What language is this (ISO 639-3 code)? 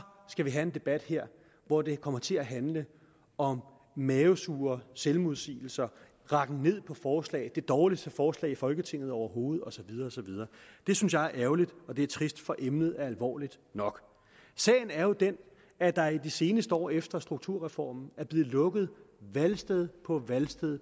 dan